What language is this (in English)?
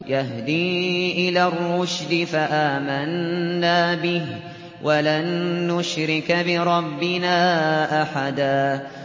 Arabic